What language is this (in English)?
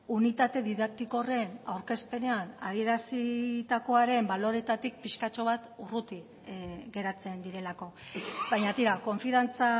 Basque